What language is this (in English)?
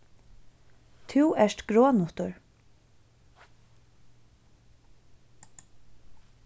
Faroese